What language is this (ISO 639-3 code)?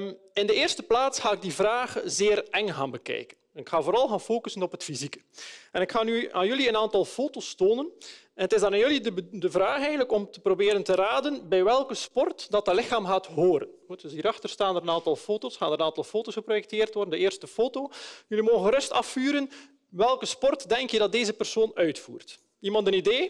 nld